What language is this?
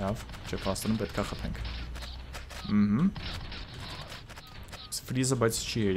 German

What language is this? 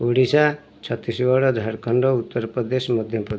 Odia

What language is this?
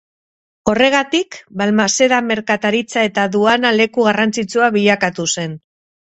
Basque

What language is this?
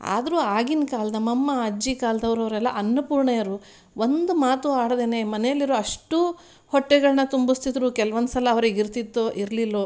Kannada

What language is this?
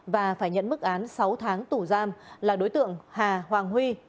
Vietnamese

